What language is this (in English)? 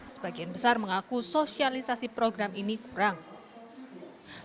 Indonesian